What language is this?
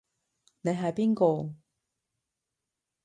Cantonese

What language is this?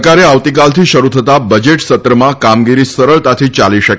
Gujarati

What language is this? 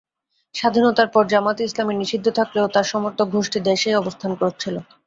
Bangla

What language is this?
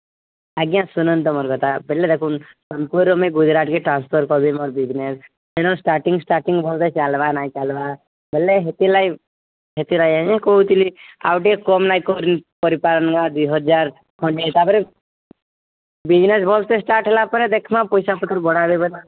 Odia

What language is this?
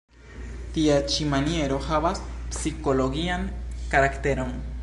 Esperanto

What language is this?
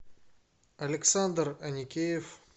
Russian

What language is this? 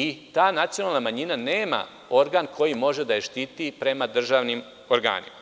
Serbian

